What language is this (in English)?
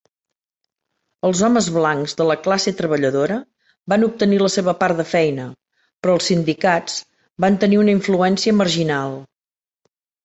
Catalan